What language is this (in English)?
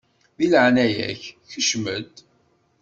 Kabyle